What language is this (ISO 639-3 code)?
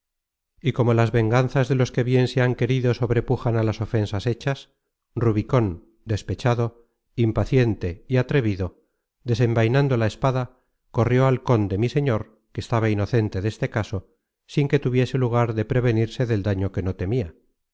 spa